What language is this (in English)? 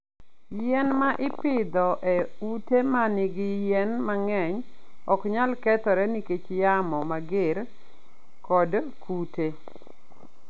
Luo (Kenya and Tanzania)